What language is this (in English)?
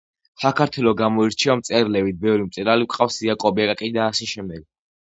Georgian